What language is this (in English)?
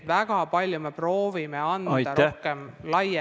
Estonian